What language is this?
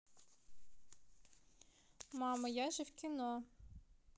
Russian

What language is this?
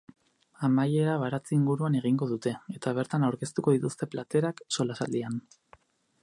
Basque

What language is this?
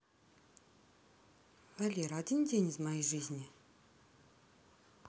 Russian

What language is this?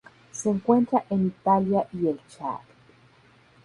Spanish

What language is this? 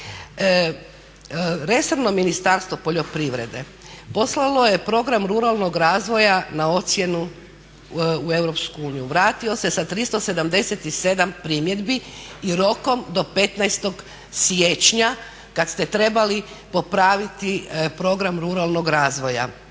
Croatian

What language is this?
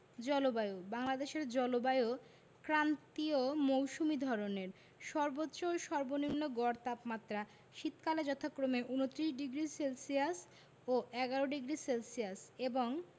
Bangla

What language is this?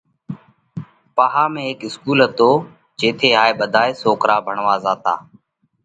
Parkari Koli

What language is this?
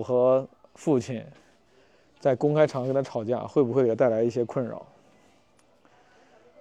Chinese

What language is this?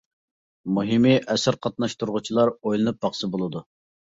Uyghur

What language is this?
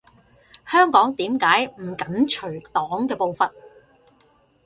Cantonese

